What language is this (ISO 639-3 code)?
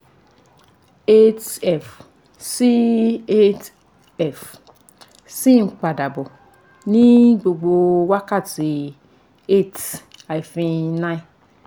yor